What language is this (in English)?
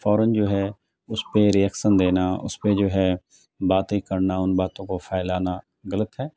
Urdu